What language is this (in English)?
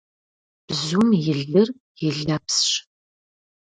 Kabardian